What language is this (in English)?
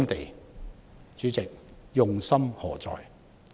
Cantonese